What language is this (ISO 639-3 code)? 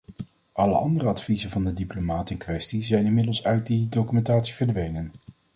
nld